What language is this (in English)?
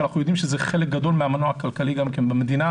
Hebrew